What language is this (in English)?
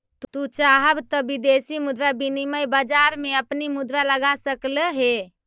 Magahi